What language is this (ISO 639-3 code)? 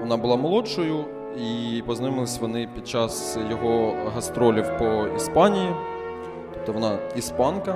ukr